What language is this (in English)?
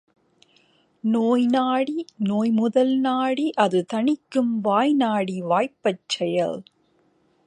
Tamil